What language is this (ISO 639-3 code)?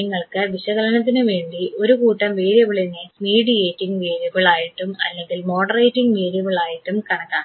mal